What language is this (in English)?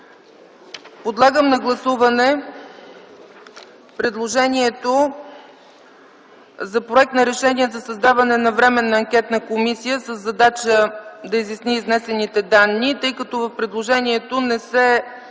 Bulgarian